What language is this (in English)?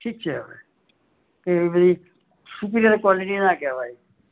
Gujarati